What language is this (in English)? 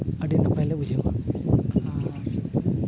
Santali